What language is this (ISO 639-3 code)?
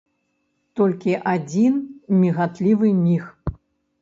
bel